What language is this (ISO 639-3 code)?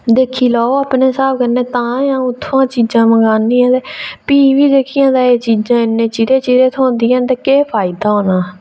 doi